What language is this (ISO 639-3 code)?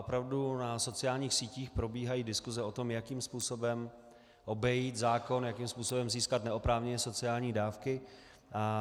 ces